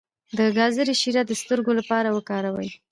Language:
Pashto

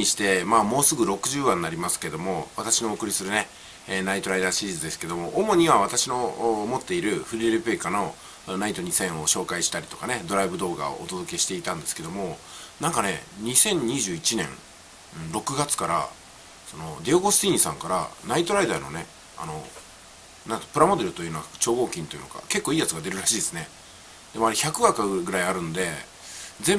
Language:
Japanese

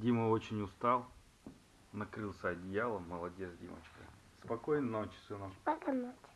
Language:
Russian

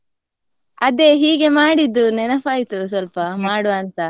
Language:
Kannada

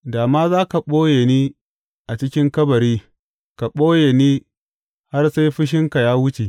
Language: Hausa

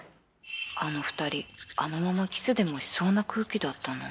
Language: Japanese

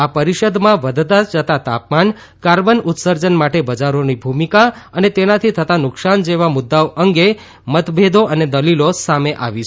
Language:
Gujarati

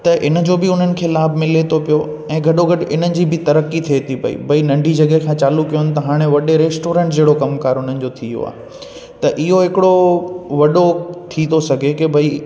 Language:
Sindhi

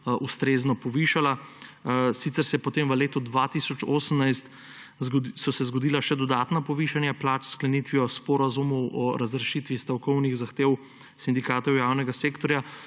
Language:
Slovenian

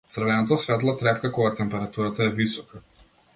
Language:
Macedonian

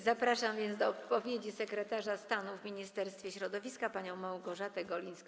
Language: Polish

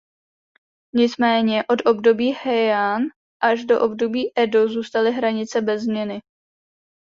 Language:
Czech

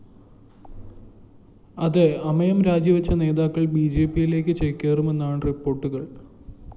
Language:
Malayalam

